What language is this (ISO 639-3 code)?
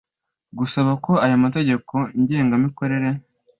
kin